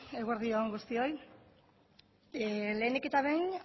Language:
Basque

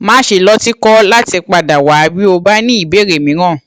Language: Yoruba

